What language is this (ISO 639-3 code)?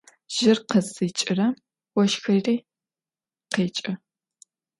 ady